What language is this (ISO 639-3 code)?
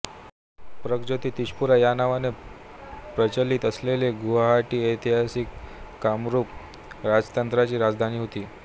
mar